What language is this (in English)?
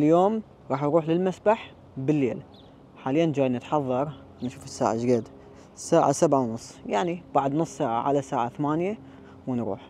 Arabic